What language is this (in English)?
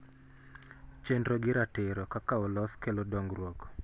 Luo (Kenya and Tanzania)